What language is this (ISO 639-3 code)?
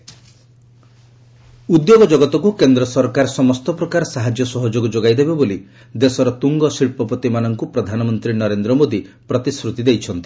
ori